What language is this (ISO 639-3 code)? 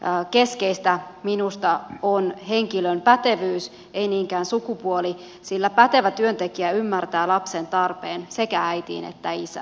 fin